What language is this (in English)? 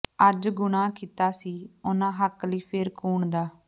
Punjabi